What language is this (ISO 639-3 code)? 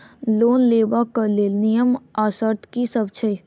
mai